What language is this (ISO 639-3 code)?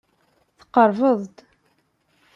kab